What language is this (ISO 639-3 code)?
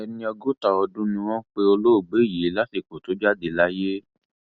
yor